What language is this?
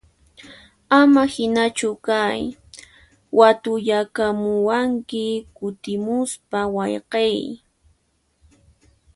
Puno Quechua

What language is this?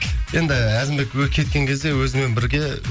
Kazakh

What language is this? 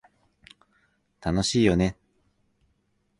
Japanese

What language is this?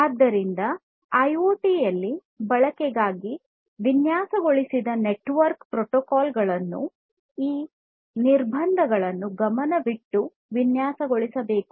Kannada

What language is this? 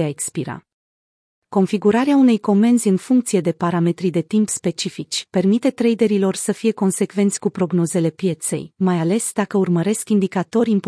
Romanian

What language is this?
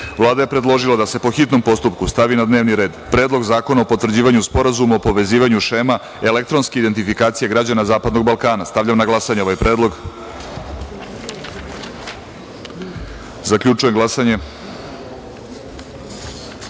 Serbian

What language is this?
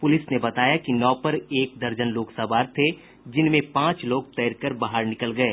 Hindi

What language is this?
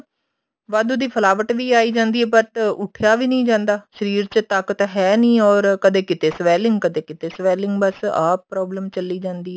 Punjabi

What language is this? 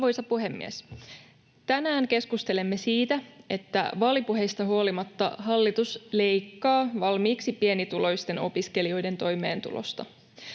Finnish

